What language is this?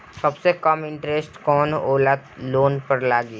Bhojpuri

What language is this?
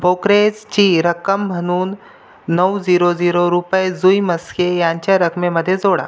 Marathi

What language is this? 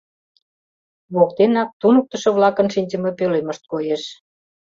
Mari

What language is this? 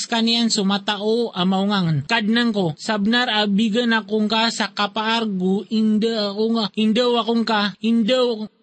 Filipino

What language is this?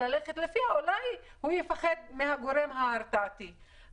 Hebrew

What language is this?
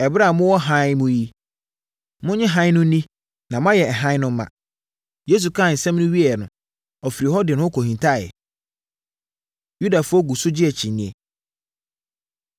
Akan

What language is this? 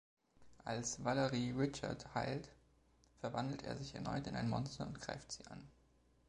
German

